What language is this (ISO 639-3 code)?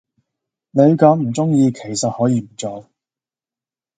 yue